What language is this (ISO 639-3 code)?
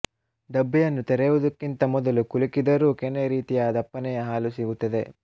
kan